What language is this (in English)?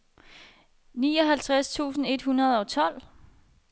Danish